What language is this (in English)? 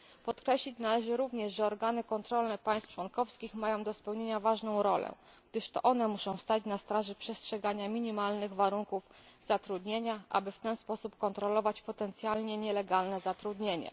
Polish